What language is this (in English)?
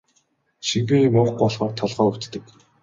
Mongolian